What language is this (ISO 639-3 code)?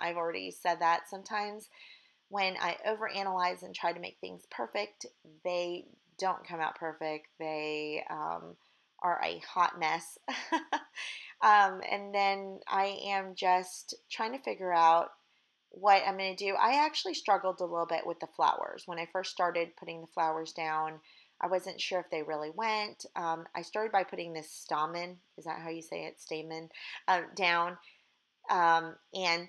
eng